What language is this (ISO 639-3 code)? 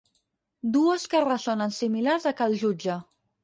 cat